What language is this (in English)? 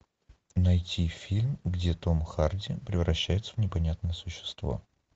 Russian